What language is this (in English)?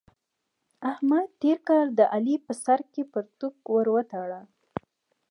Pashto